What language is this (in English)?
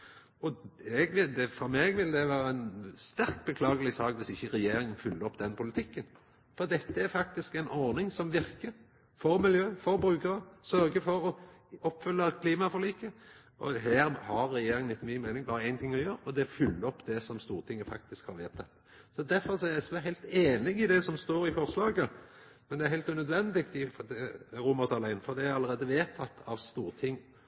Norwegian Nynorsk